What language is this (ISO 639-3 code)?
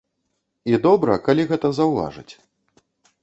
bel